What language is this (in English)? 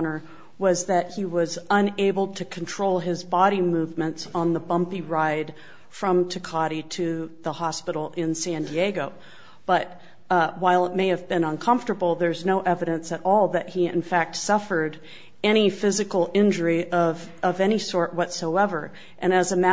English